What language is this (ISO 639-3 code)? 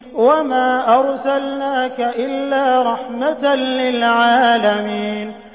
ara